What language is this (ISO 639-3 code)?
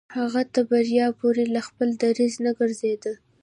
pus